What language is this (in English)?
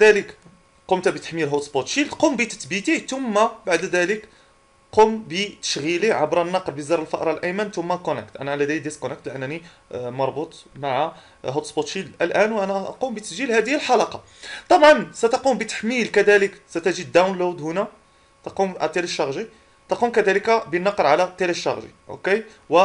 Arabic